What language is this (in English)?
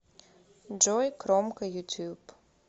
Russian